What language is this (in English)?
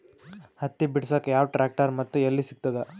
Kannada